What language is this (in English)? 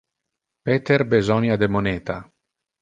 Interlingua